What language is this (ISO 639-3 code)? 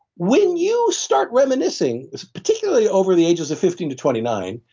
eng